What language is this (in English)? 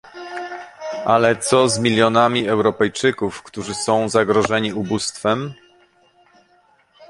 Polish